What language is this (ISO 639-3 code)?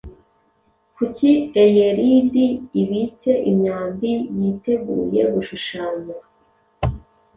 kin